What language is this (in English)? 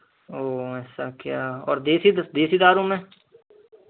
Hindi